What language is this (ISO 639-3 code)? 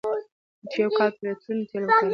pus